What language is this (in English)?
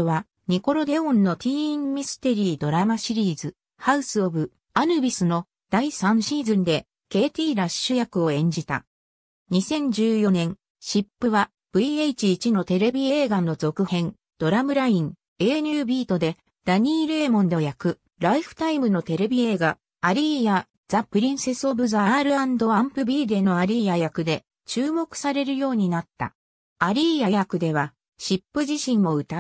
Japanese